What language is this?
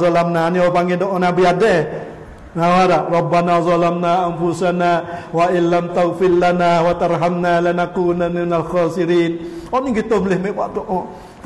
Malay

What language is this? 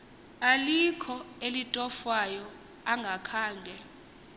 Xhosa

